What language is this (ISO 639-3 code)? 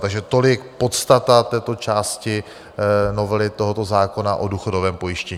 ces